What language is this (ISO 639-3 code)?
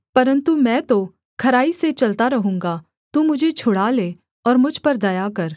hin